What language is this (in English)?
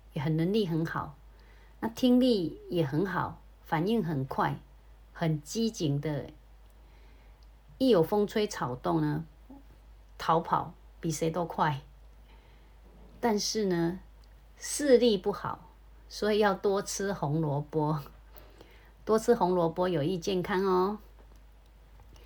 Chinese